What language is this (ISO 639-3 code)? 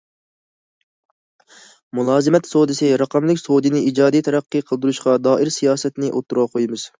uig